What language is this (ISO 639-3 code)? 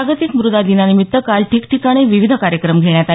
mar